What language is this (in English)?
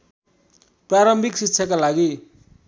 Nepali